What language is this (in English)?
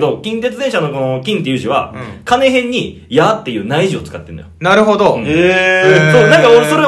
Japanese